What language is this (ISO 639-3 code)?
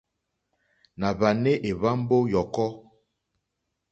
bri